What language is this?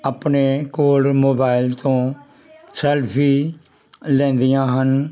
Punjabi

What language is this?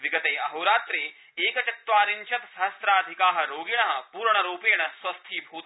Sanskrit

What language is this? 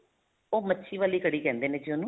Punjabi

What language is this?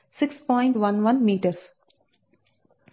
Telugu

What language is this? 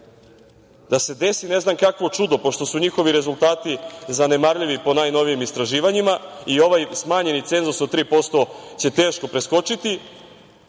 Serbian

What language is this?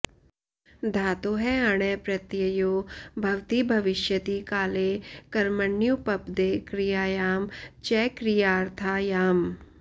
Sanskrit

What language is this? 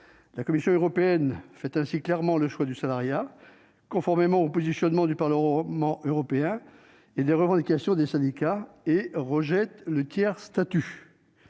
French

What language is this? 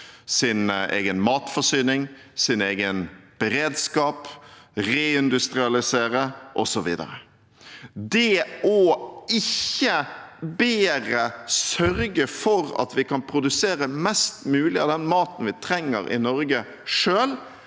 Norwegian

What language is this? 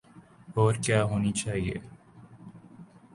Urdu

